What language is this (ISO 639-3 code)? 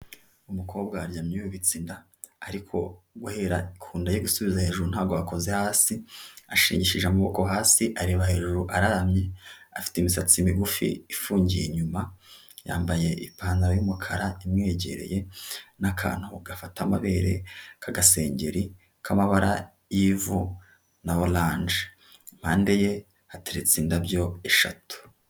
kin